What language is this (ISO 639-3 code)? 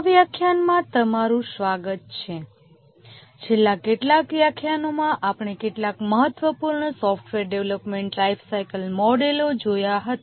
guj